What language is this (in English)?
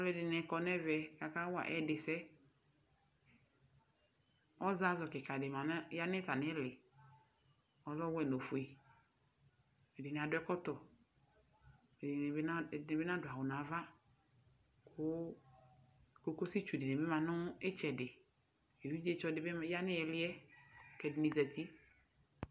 Ikposo